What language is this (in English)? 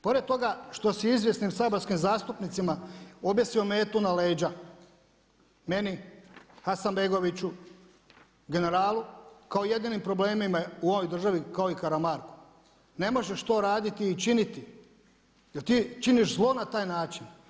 Croatian